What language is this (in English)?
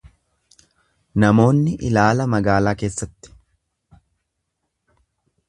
Oromo